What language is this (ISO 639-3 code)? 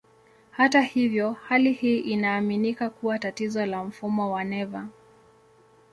swa